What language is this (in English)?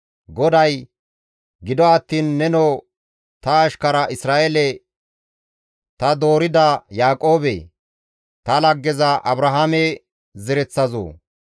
Gamo